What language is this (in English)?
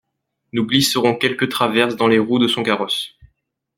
French